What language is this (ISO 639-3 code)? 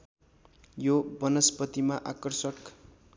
nep